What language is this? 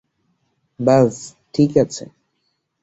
Bangla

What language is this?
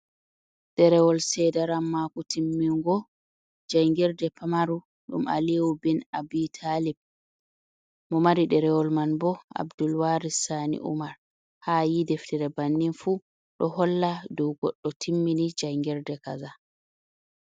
Fula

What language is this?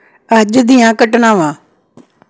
Punjabi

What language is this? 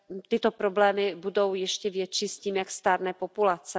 Czech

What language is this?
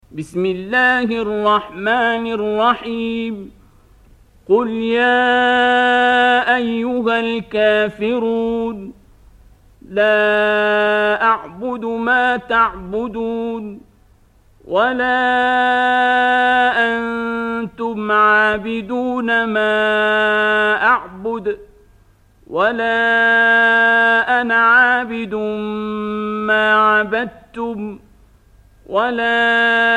Arabic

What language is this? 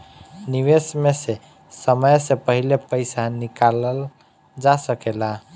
Bhojpuri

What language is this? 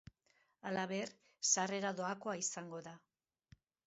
Basque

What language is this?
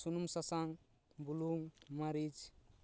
Santali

